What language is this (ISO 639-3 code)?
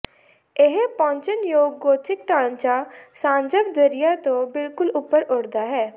pan